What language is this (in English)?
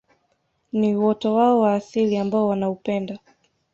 Swahili